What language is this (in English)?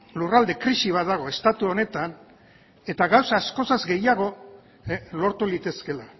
Basque